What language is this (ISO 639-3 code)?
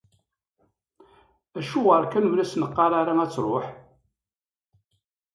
kab